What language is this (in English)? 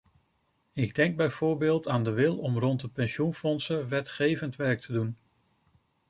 Dutch